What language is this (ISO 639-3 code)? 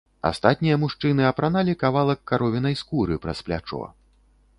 bel